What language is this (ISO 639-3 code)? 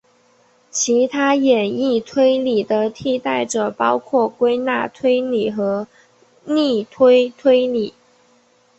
zho